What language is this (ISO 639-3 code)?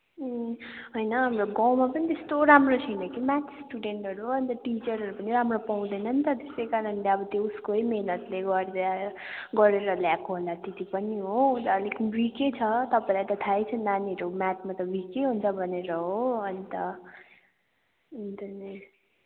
nep